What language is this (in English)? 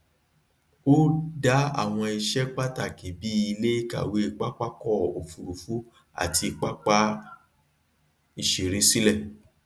Yoruba